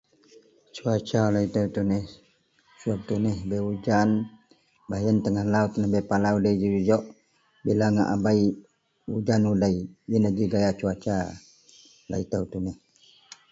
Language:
Central Melanau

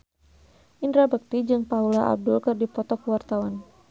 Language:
Sundanese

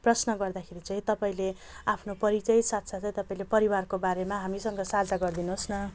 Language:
Nepali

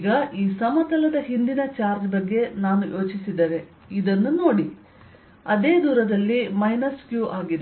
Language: Kannada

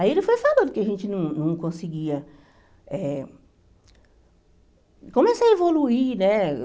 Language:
Portuguese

